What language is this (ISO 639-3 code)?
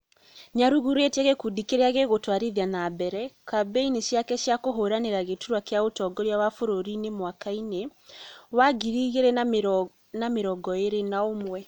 kik